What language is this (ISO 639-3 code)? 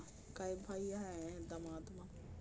hne